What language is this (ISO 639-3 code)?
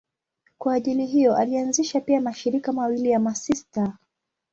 swa